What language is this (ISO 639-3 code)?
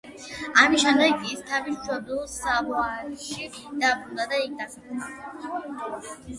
kat